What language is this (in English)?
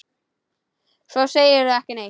Icelandic